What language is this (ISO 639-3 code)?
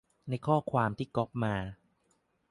tha